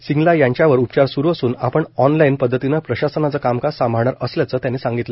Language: Marathi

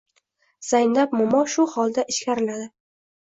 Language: Uzbek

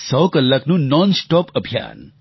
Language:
Gujarati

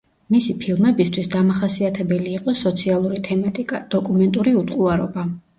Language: Georgian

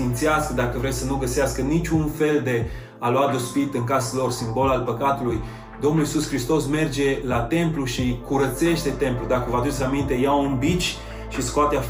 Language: Romanian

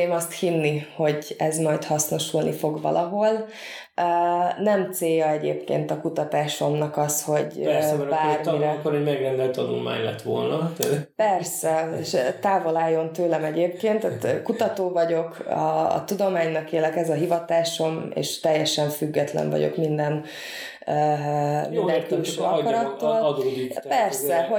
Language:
Hungarian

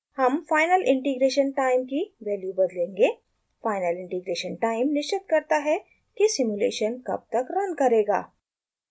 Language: Hindi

